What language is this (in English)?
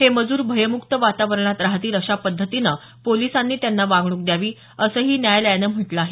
Marathi